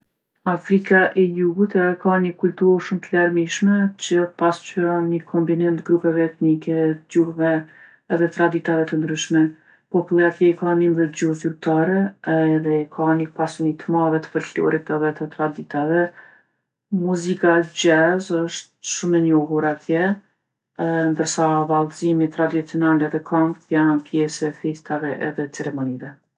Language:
Gheg Albanian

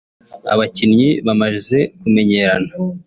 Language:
Kinyarwanda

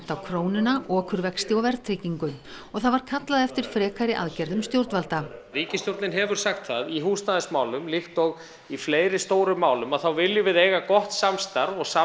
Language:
Icelandic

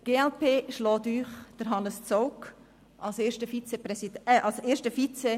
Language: Swiss German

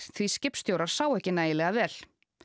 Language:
Icelandic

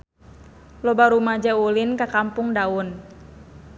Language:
Sundanese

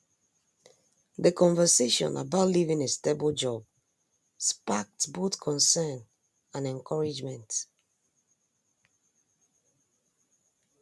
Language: Igbo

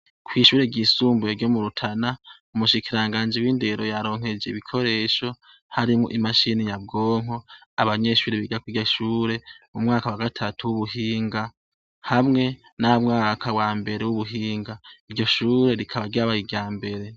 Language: Rundi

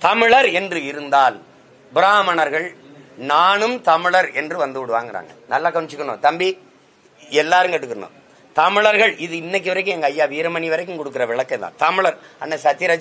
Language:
Korean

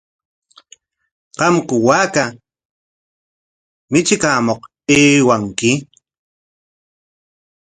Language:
Corongo Ancash Quechua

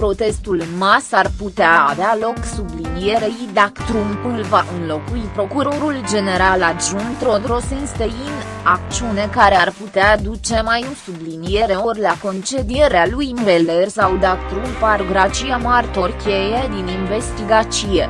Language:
Romanian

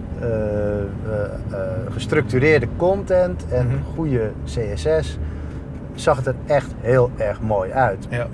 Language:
Dutch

